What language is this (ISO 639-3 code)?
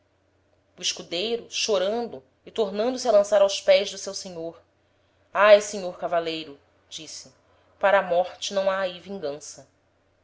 por